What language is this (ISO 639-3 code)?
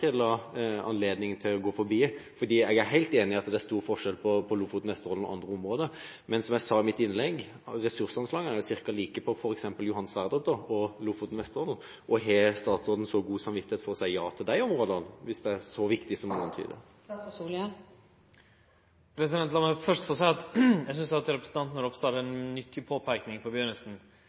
nor